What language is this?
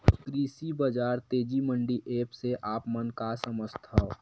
Chhattisgarhi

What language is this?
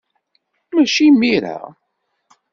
Kabyle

